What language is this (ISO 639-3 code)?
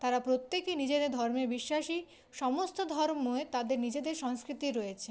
ben